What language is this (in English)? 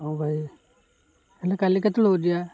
Odia